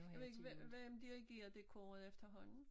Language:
Danish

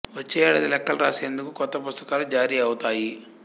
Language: Telugu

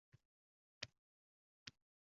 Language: Uzbek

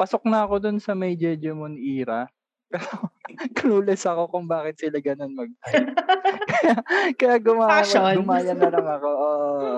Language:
Filipino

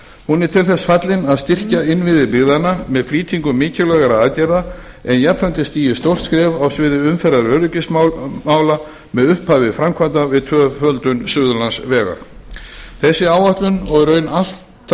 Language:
Icelandic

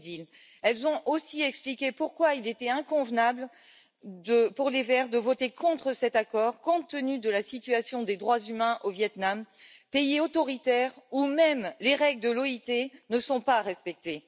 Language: French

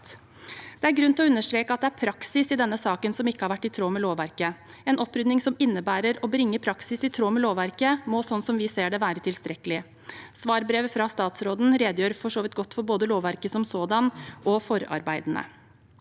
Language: Norwegian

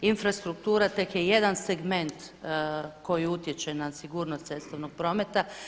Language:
Croatian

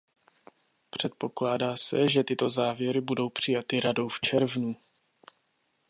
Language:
Czech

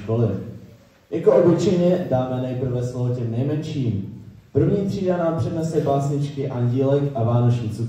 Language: Czech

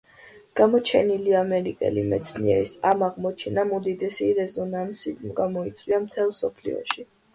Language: Georgian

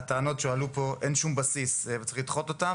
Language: Hebrew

